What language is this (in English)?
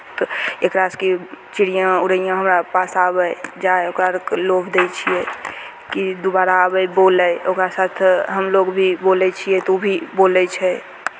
Maithili